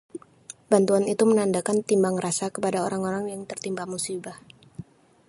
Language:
Indonesian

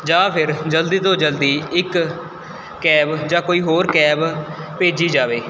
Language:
Punjabi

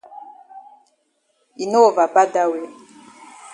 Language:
Cameroon Pidgin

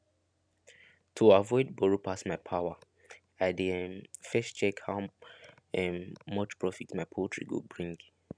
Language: Nigerian Pidgin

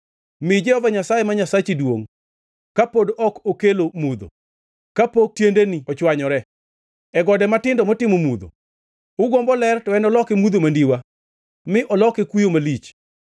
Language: Luo (Kenya and Tanzania)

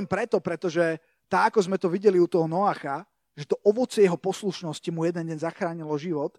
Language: Slovak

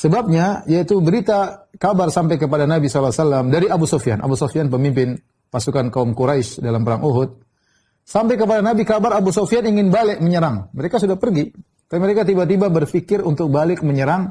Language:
Indonesian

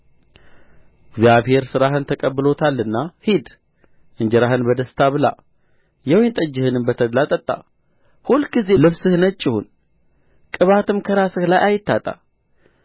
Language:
Amharic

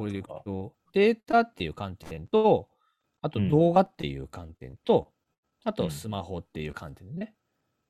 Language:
Japanese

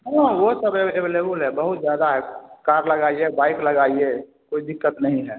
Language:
Hindi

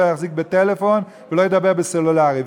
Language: Hebrew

